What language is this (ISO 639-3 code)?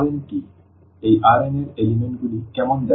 ben